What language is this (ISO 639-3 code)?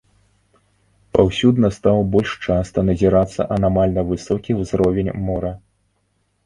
bel